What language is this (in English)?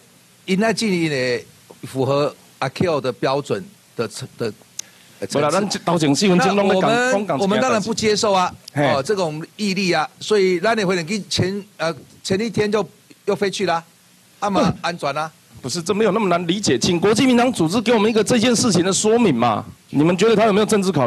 Chinese